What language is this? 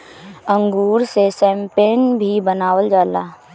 Bhojpuri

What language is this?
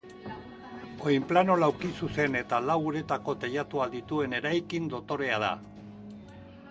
Basque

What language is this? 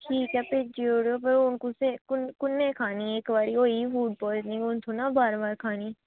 Dogri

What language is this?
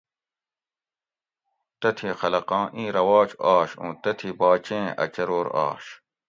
Gawri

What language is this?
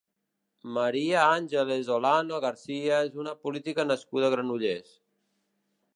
Catalan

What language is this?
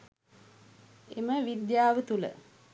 Sinhala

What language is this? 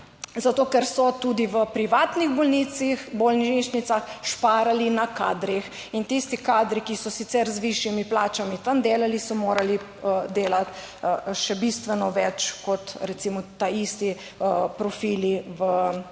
Slovenian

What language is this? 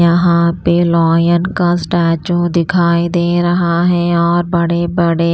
Hindi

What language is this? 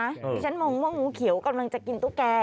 Thai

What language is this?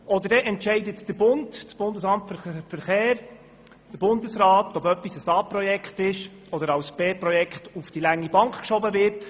Swiss German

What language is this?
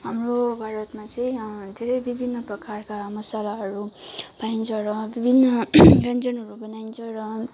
Nepali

